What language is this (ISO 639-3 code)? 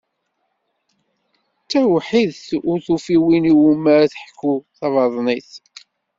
kab